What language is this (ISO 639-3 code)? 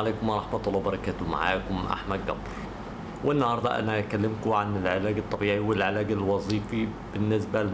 ara